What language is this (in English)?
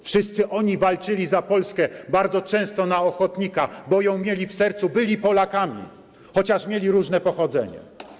Polish